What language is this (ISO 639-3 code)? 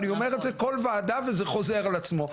heb